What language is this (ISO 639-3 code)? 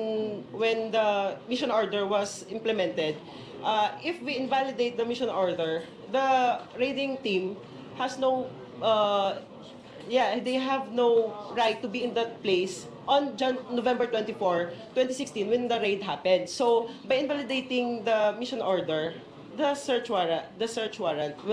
fil